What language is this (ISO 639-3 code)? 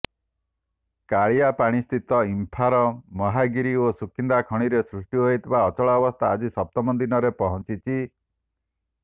ori